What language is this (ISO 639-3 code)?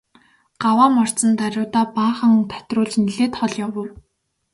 mon